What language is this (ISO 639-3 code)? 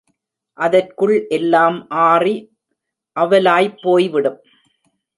tam